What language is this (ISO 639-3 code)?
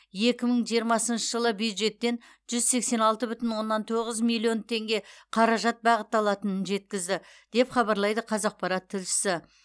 kaz